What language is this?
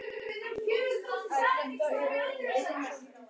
Icelandic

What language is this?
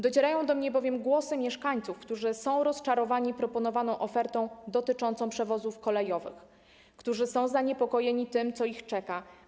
Polish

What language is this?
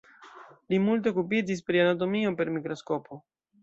Esperanto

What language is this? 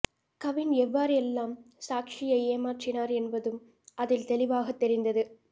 Tamil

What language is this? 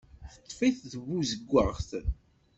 Kabyle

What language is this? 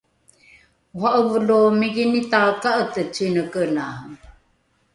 Rukai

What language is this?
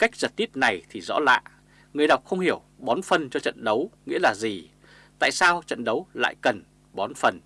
Vietnamese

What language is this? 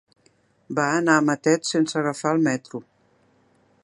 Catalan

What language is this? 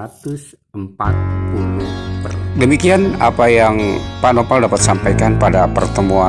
Indonesian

